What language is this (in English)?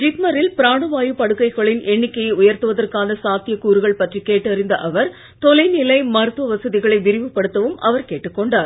Tamil